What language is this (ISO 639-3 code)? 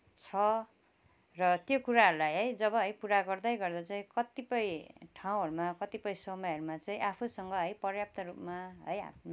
nep